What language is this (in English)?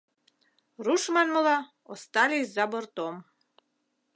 Mari